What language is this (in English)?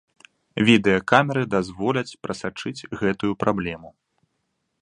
Belarusian